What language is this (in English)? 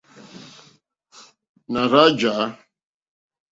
Mokpwe